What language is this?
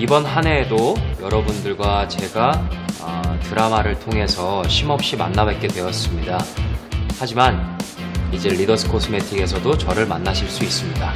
Korean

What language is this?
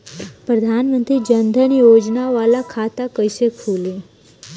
Bhojpuri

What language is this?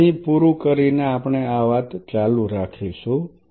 Gujarati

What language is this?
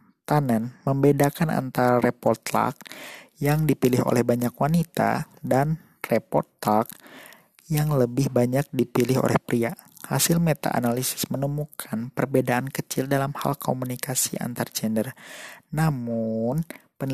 Indonesian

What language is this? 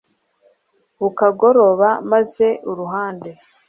Kinyarwanda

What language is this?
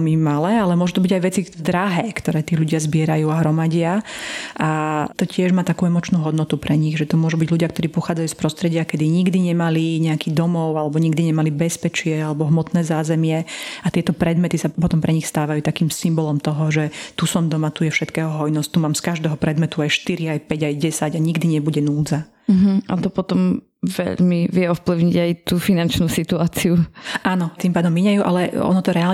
Slovak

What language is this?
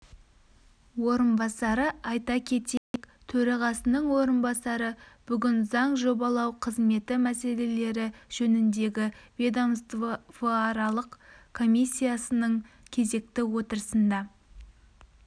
Kazakh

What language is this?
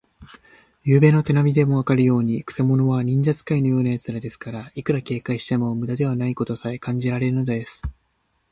Japanese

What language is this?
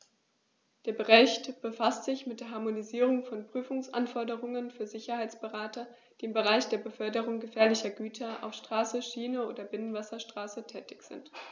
German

